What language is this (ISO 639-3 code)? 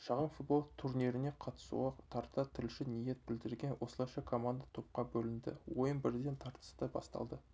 kaz